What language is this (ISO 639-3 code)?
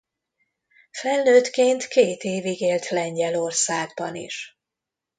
hun